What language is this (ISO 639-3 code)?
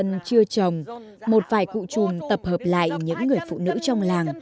vie